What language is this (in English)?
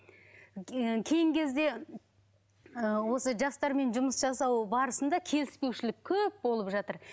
Kazakh